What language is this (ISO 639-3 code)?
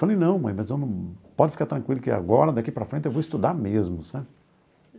por